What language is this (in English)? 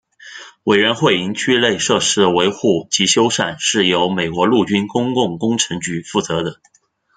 Chinese